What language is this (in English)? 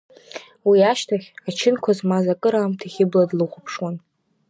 Abkhazian